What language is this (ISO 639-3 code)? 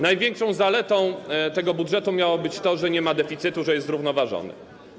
pol